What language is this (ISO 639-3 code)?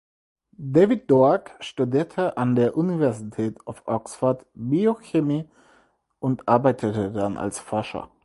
deu